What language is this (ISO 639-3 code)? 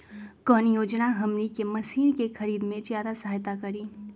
mag